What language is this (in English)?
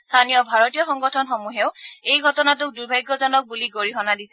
Assamese